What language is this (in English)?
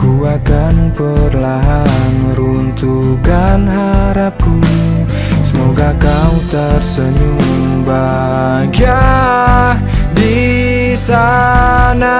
Indonesian